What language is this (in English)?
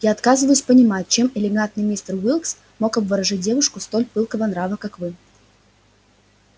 Russian